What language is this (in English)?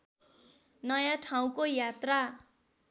Nepali